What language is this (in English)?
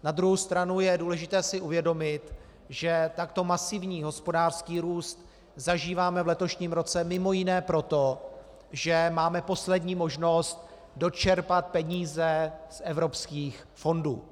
Czech